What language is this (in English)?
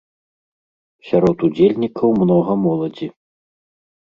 Belarusian